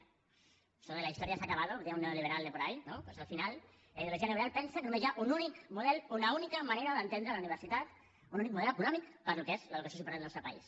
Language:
Catalan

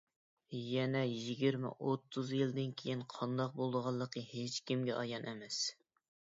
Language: Uyghur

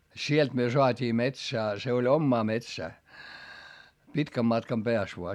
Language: Finnish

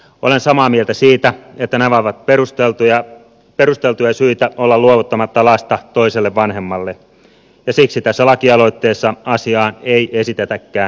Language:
Finnish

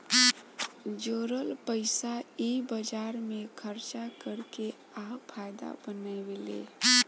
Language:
Bhojpuri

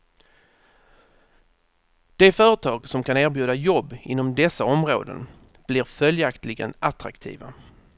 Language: Swedish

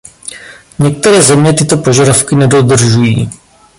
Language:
Czech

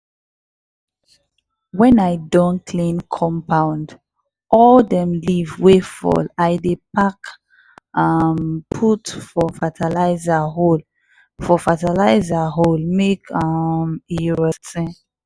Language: Nigerian Pidgin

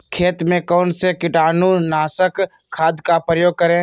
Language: Magahi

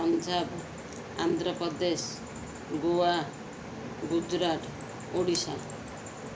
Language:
Odia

